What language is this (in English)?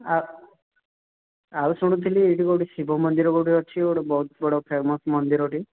Odia